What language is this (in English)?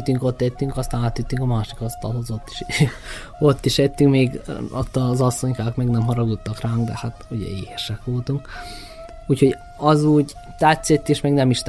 Hungarian